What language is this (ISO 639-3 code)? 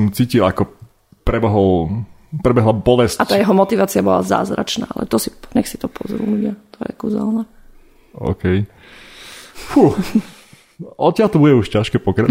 slk